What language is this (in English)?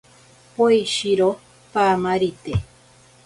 Ashéninka Perené